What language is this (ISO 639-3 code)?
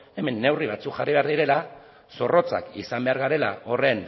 eus